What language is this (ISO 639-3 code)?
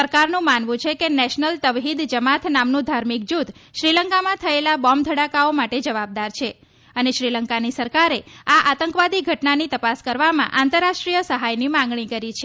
guj